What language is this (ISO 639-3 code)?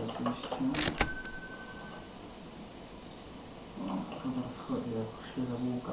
pol